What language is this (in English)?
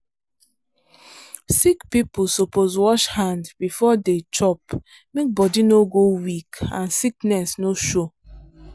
Nigerian Pidgin